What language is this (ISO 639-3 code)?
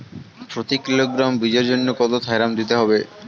ben